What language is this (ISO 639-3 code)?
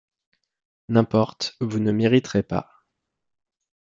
fra